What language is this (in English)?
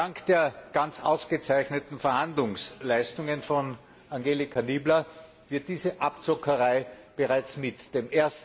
German